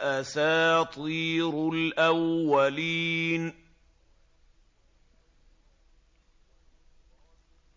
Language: Arabic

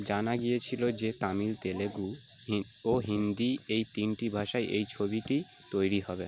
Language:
Bangla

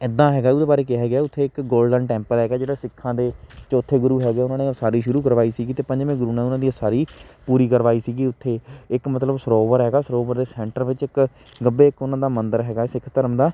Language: Punjabi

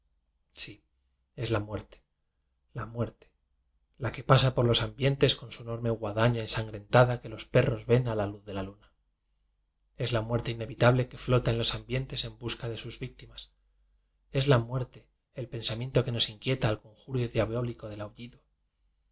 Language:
Spanish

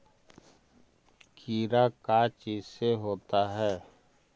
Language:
Magahi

